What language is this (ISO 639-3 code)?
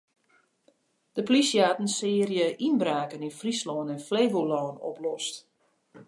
fry